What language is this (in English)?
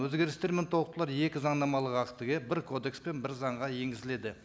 Kazakh